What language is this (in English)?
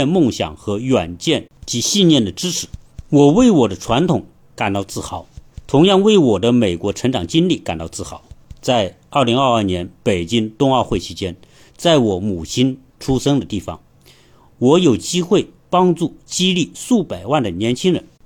Chinese